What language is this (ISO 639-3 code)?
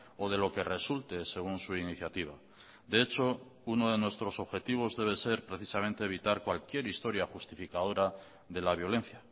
spa